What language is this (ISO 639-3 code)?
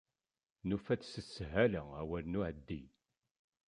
kab